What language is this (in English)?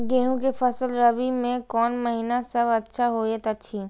Maithili